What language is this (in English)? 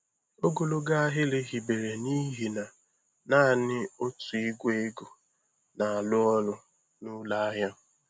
Igbo